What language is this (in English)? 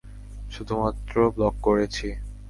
Bangla